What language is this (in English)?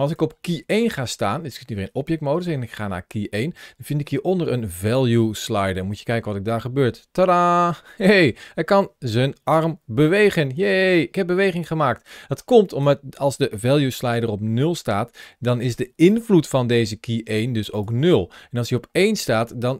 Dutch